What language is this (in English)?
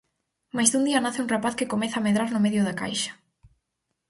Galician